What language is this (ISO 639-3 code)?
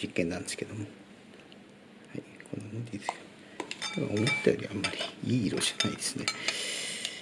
jpn